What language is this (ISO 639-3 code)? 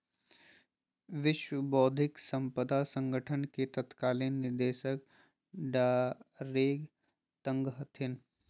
mag